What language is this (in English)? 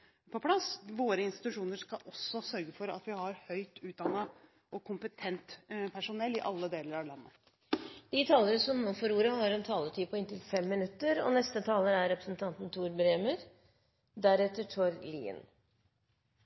Norwegian